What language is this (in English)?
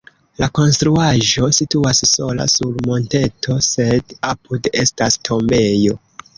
Esperanto